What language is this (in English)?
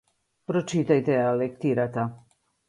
Macedonian